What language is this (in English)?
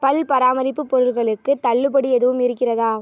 Tamil